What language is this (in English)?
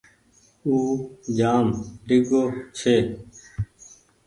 Goaria